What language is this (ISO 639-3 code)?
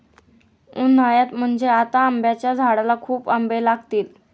mar